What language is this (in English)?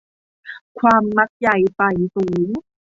Thai